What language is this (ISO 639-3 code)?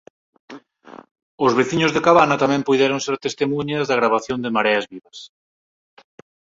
glg